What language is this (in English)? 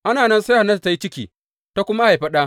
Hausa